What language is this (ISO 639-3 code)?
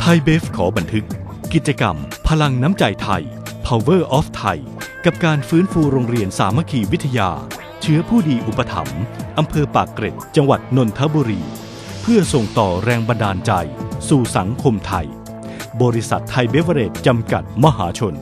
tha